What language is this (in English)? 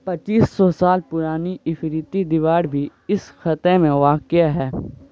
Urdu